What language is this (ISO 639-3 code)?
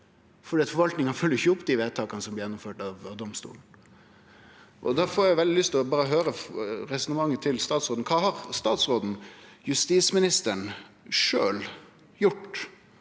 nor